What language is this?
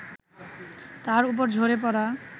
Bangla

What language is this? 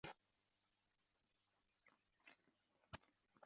Swahili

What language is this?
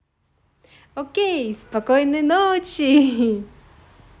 Russian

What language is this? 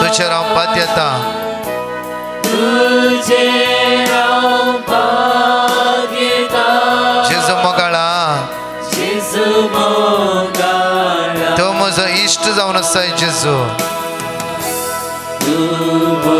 Marathi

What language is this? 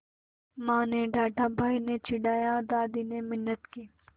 Hindi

